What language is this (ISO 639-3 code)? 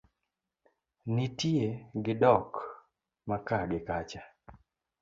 luo